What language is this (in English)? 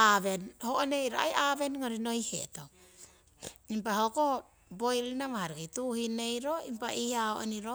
Siwai